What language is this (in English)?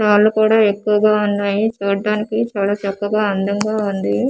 Telugu